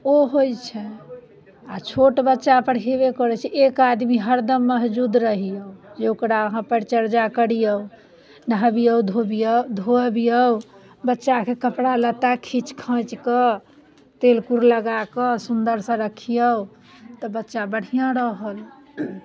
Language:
Maithili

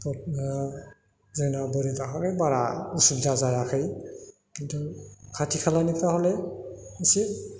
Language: Bodo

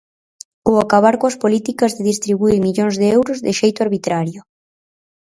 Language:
Galician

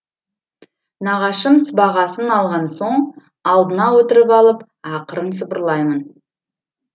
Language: Kazakh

